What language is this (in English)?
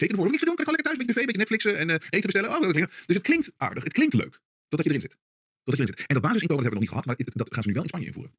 Dutch